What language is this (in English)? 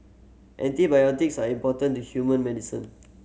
English